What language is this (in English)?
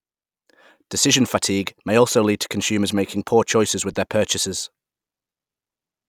English